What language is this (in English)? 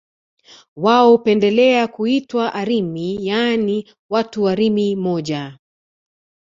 Swahili